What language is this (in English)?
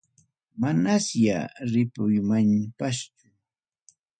Ayacucho Quechua